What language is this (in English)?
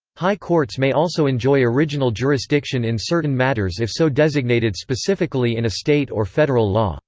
English